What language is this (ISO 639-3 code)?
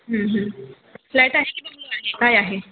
mar